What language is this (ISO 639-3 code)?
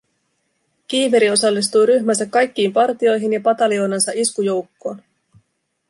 fin